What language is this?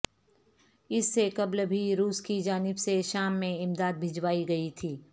Urdu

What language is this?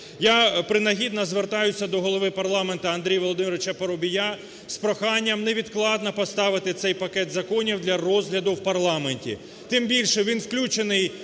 Ukrainian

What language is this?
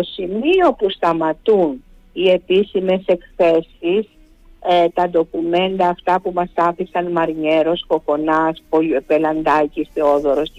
Greek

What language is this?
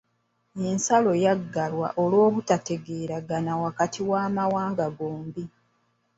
Ganda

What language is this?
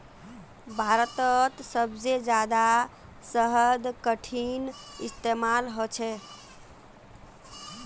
Magahi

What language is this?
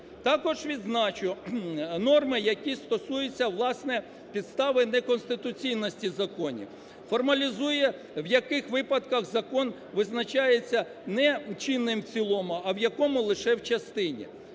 Ukrainian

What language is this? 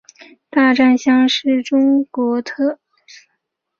Chinese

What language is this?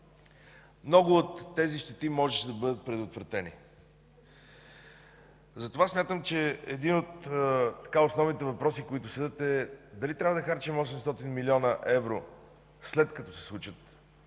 Bulgarian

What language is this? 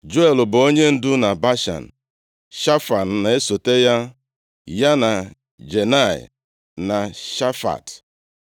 Igbo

